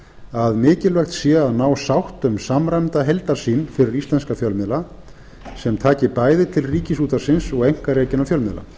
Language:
Icelandic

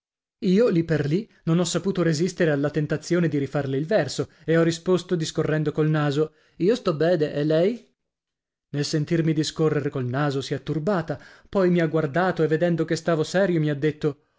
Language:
Italian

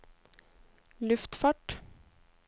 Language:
Norwegian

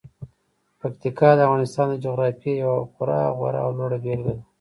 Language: Pashto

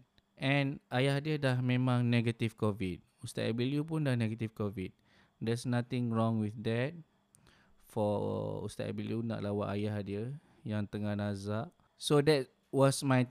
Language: Malay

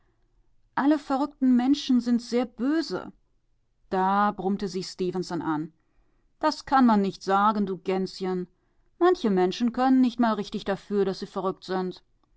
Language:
German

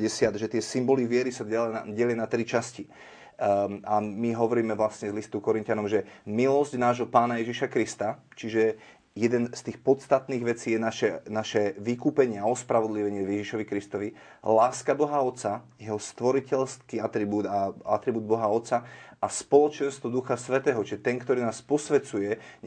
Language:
Slovak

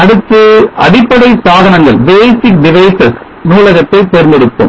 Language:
Tamil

